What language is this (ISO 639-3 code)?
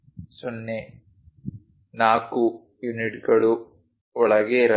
kan